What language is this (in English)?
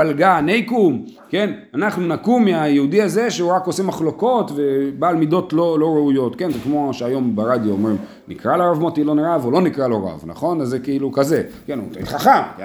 Hebrew